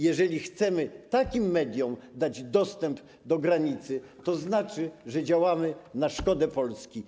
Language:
Polish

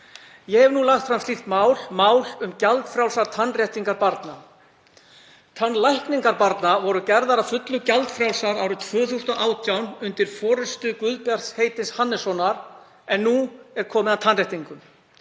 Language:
Icelandic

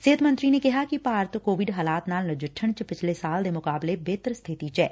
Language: Punjabi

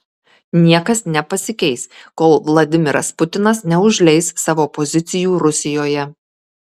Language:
Lithuanian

